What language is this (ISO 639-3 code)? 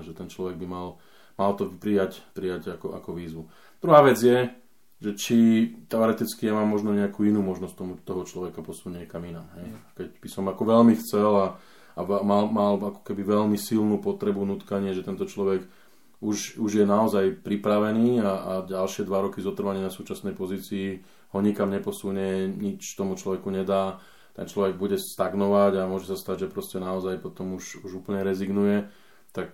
slk